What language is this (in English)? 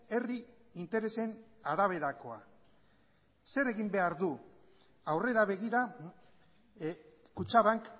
Basque